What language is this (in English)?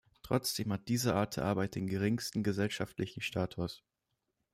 German